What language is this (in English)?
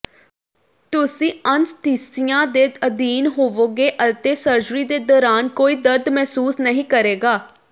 Punjabi